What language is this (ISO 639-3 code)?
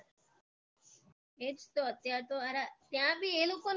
guj